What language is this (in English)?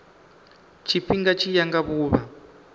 Venda